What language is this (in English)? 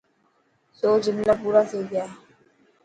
Dhatki